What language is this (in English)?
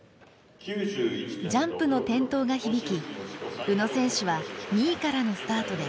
Japanese